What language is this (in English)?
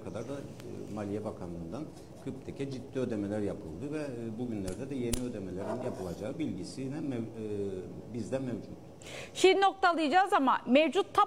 Turkish